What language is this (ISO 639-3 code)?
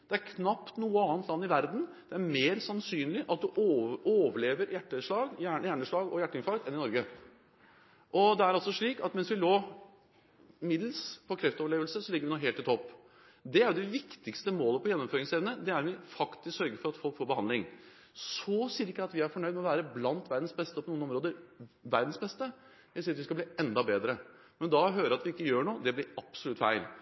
nob